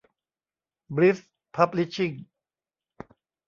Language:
Thai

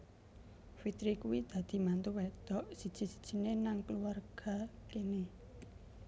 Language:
Javanese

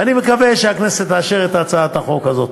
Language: Hebrew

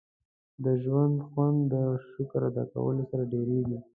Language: Pashto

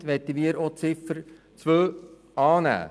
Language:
Swiss German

